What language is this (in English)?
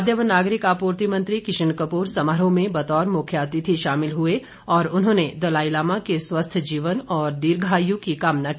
Hindi